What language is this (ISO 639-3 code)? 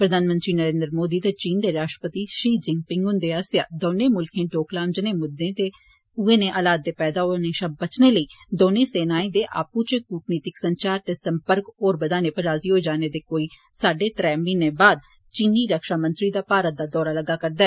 doi